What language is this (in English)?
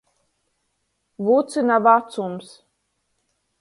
Latgalian